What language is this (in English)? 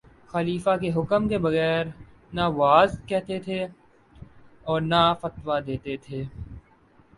Urdu